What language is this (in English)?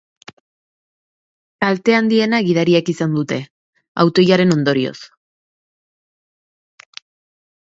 Basque